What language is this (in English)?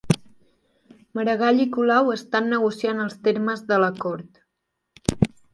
Catalan